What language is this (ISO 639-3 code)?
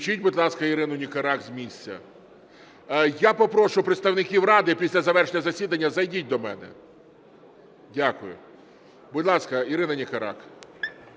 ukr